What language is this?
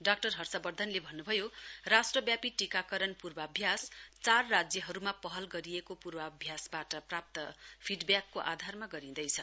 Nepali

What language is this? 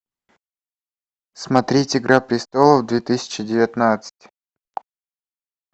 Russian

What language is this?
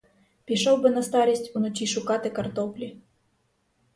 Ukrainian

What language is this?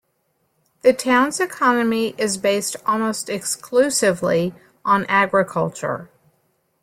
English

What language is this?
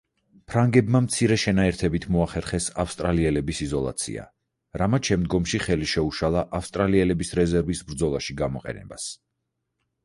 Georgian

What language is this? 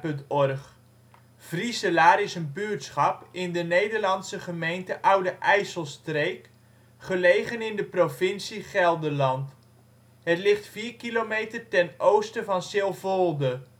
Dutch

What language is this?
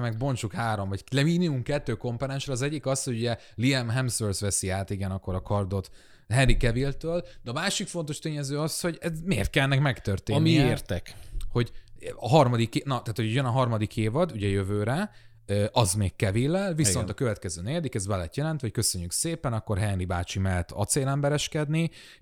Hungarian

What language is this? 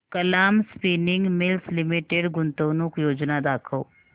Marathi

